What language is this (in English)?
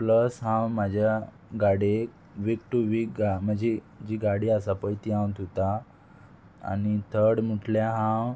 Konkani